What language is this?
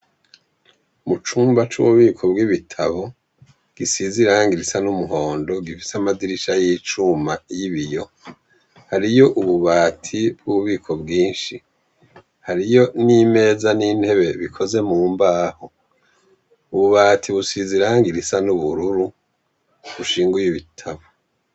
Rundi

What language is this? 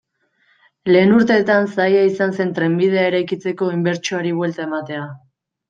Basque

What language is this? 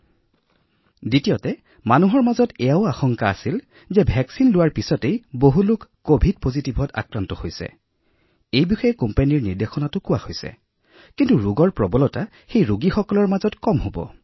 Assamese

